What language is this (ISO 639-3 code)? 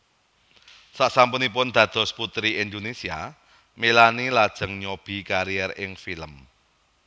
jav